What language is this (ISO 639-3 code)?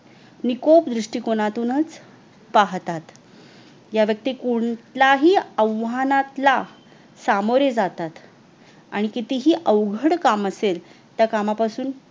mar